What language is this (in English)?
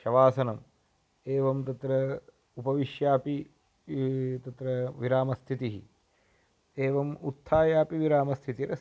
Sanskrit